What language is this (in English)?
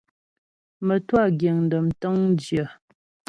Ghomala